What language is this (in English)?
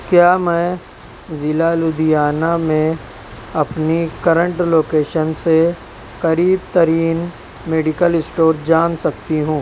Urdu